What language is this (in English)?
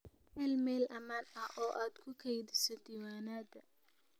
Somali